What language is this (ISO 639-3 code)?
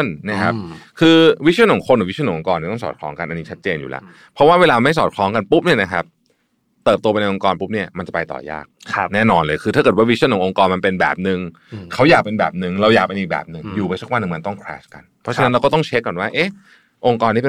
tha